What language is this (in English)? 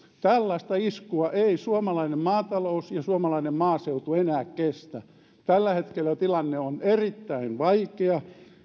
Finnish